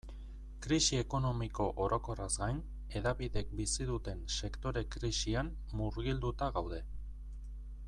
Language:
Basque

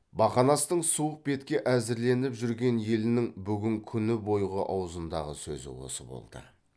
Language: Kazakh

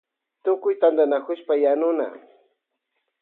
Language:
Loja Highland Quichua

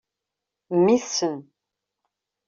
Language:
Kabyle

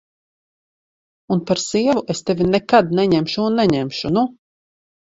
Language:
Latvian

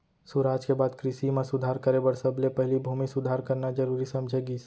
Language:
Chhattisgarhi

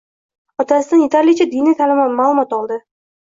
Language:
Uzbek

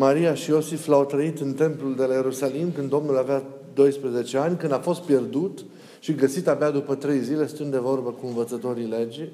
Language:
Romanian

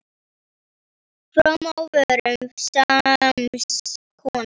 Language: Icelandic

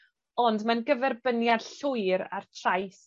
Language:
Welsh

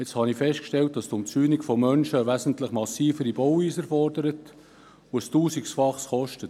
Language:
Swiss German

